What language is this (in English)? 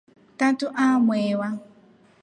Rombo